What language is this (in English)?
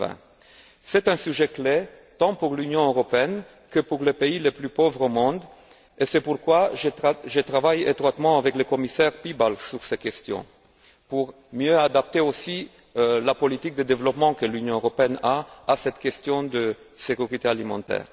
French